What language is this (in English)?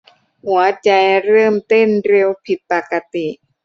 Thai